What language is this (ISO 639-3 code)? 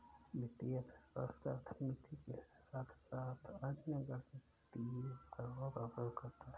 hin